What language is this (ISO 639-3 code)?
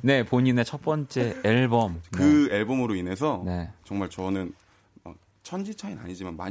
kor